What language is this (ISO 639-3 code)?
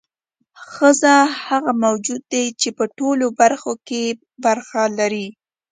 pus